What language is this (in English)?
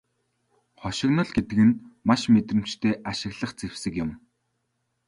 Mongolian